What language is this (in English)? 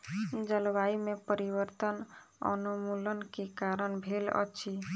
Maithili